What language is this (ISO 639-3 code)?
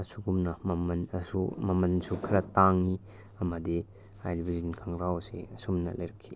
mni